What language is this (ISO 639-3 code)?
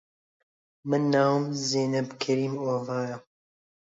ckb